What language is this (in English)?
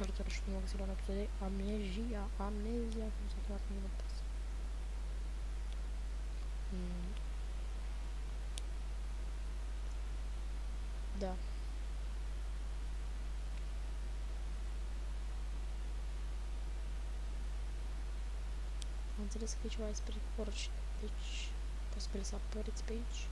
Romanian